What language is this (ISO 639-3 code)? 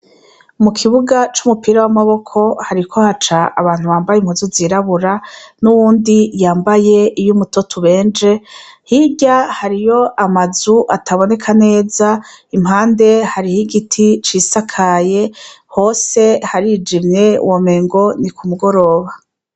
run